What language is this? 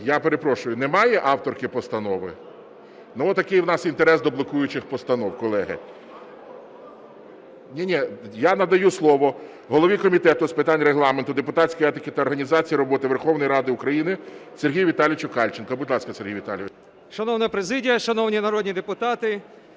Ukrainian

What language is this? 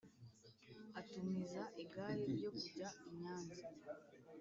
Kinyarwanda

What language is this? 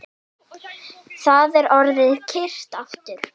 Icelandic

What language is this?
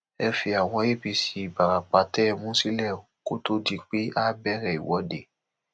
Yoruba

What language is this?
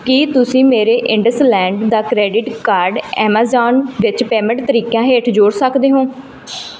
Punjabi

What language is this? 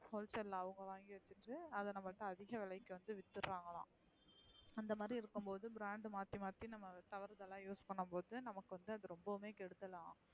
Tamil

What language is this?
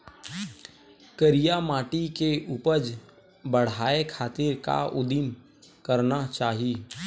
Chhattisgarhi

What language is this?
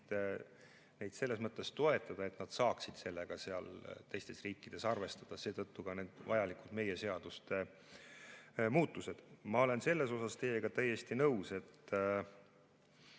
Estonian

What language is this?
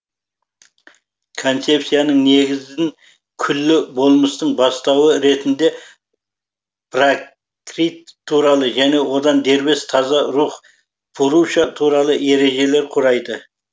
Kazakh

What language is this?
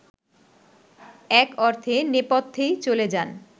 Bangla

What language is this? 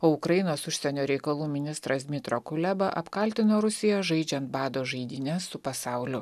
Lithuanian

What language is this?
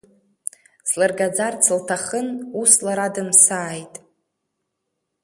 Abkhazian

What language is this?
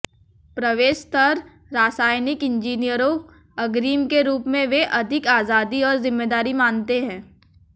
Hindi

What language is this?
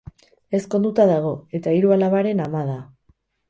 Basque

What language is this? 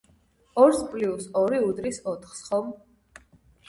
Georgian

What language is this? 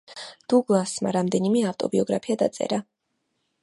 Georgian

